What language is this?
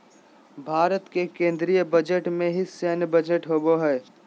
Magahi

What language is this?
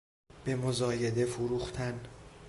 Persian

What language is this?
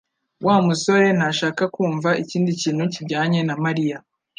Kinyarwanda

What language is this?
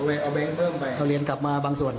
Thai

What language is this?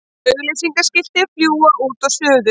Icelandic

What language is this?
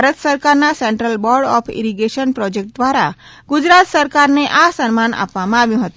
Gujarati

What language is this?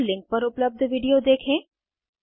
Hindi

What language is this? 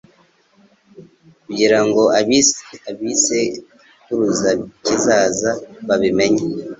Kinyarwanda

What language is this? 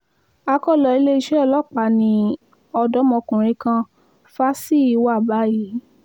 Yoruba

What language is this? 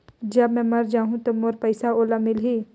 Chhattisgarhi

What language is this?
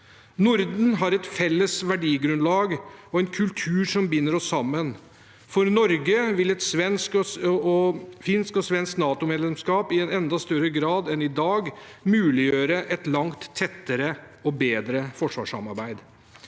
Norwegian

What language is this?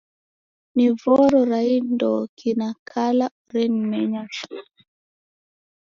Taita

